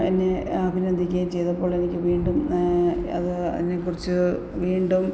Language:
Malayalam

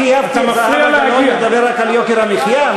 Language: Hebrew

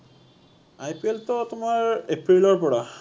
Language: Assamese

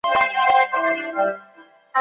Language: Chinese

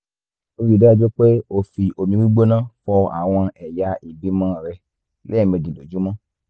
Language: Yoruba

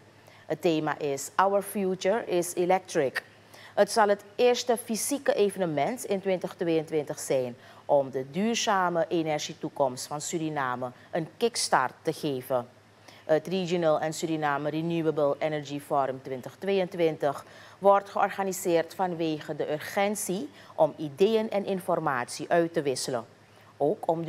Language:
Dutch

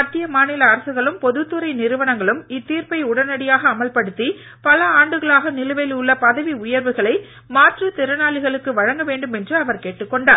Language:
Tamil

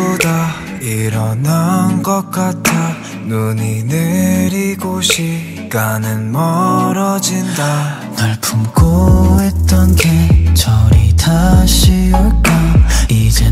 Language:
Korean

